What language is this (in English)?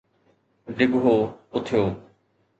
Sindhi